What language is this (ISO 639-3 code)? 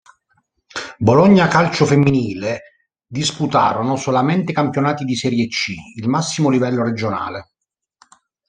ita